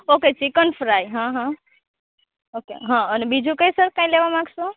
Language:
Gujarati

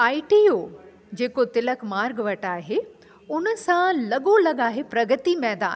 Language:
Sindhi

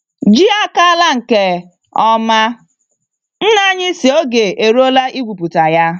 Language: Igbo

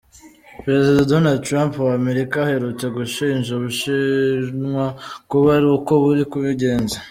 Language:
Kinyarwanda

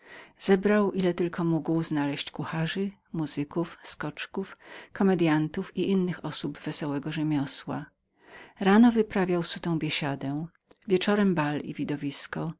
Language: Polish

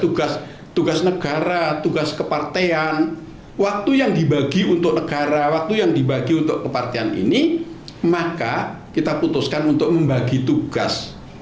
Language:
Indonesian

